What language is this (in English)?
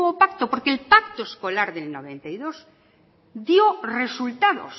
Spanish